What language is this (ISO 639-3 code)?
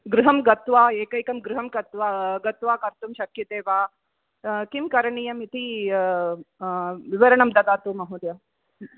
san